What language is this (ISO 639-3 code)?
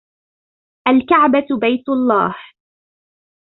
ara